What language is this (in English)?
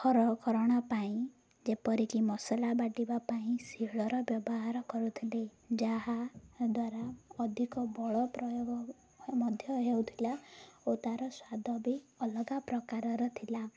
Odia